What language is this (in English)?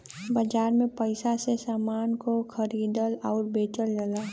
Bhojpuri